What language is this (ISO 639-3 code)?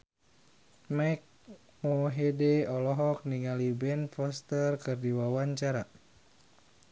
sun